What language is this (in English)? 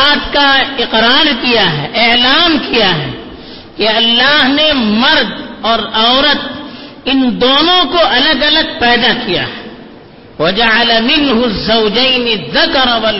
Urdu